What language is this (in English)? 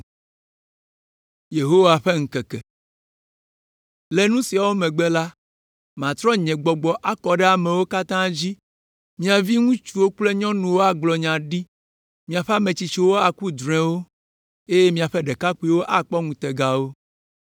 Ewe